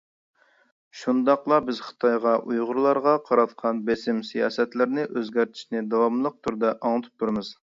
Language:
Uyghur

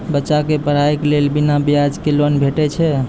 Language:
Maithili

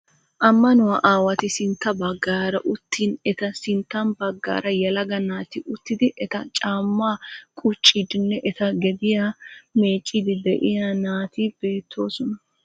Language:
Wolaytta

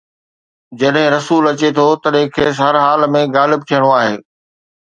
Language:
Sindhi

